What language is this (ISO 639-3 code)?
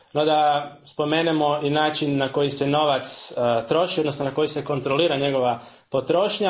hrv